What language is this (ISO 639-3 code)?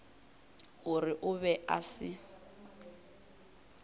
nso